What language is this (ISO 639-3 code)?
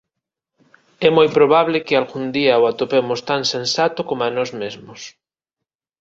glg